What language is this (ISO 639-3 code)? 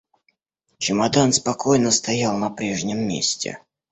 rus